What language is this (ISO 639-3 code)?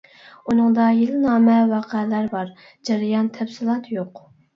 uig